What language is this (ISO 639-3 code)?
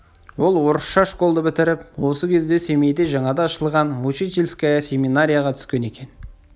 kaz